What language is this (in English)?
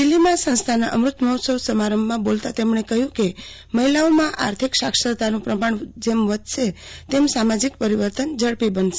Gujarati